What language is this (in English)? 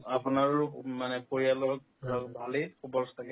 Assamese